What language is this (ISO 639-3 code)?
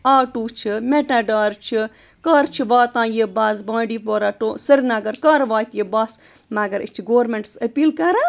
kas